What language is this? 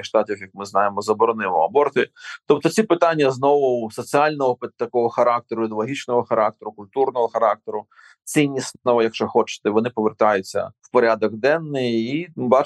Ukrainian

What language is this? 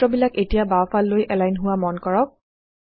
Assamese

